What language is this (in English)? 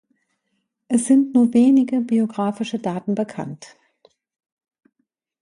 German